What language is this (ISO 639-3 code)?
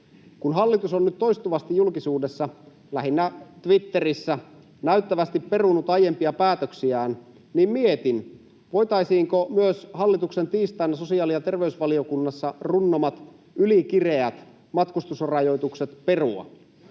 fin